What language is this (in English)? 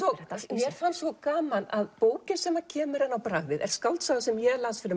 Icelandic